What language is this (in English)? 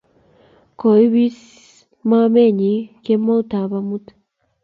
Kalenjin